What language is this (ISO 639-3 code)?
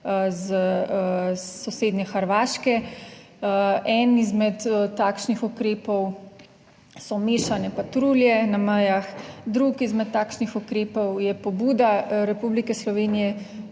slv